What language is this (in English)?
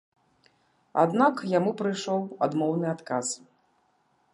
Belarusian